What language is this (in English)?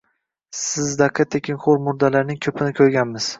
Uzbek